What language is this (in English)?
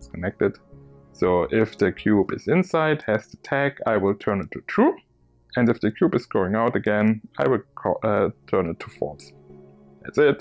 English